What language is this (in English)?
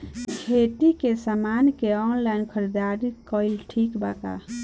Bhojpuri